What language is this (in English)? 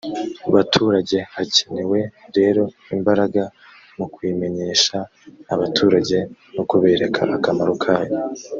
Kinyarwanda